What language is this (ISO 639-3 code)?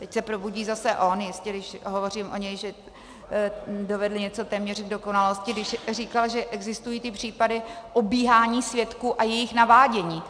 ces